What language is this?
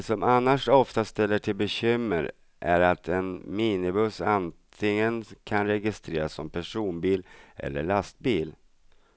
Swedish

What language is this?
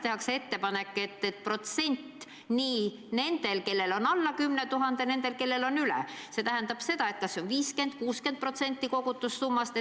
Estonian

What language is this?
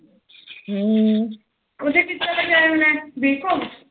Punjabi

